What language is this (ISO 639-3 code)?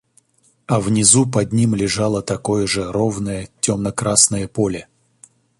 rus